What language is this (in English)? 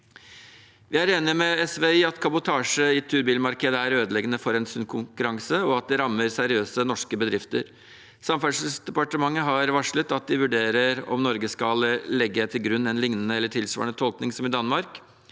Norwegian